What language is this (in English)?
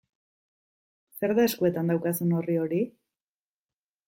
Basque